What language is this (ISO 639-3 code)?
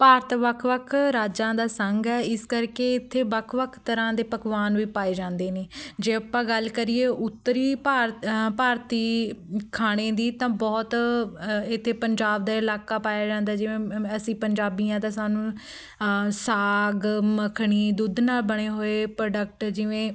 pan